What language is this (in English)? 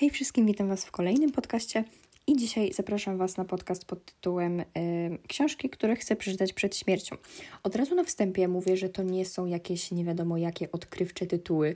Polish